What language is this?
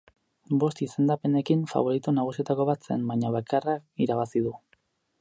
Basque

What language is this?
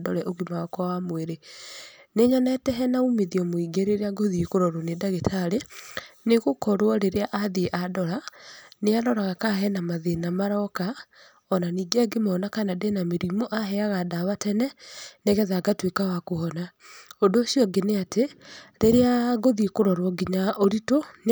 Kikuyu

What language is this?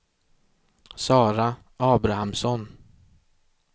Swedish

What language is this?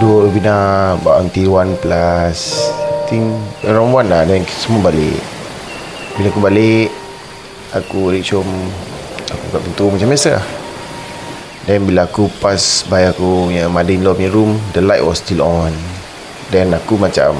Malay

